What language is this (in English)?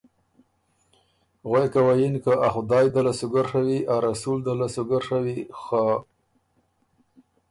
Ormuri